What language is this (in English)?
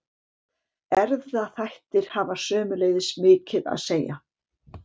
Icelandic